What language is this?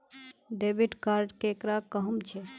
Magahi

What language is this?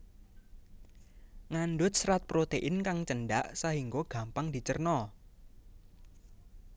Javanese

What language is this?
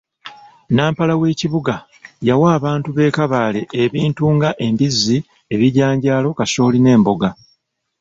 Ganda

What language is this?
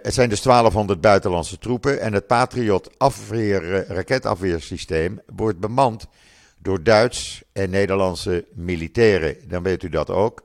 Dutch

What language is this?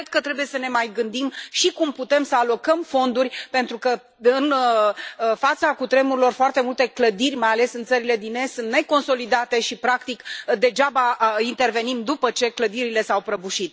Romanian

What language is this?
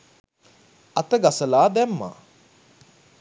Sinhala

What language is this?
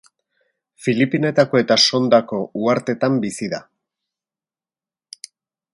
Basque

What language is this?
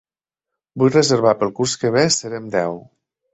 Catalan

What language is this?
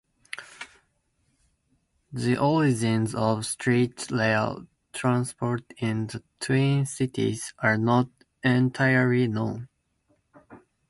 English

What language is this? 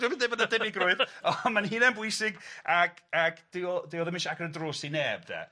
Welsh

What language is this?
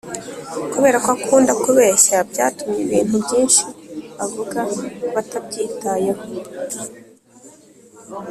Kinyarwanda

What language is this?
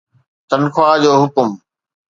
Sindhi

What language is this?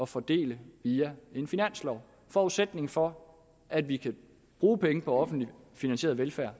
Danish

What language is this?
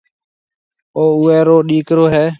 Marwari (Pakistan)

